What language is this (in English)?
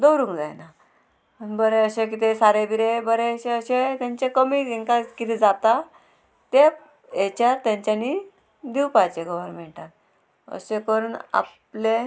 Konkani